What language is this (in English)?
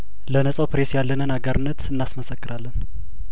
Amharic